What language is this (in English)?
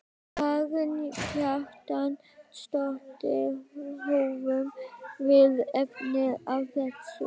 Icelandic